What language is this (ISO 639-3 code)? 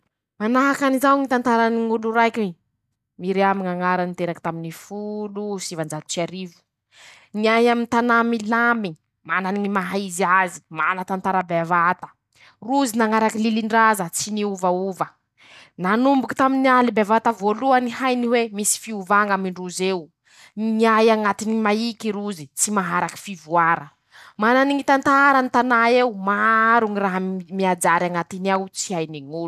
msh